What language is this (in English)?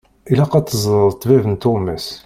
Kabyle